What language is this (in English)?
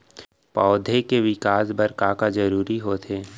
Chhattisgarhi